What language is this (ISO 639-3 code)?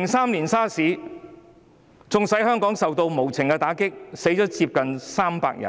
yue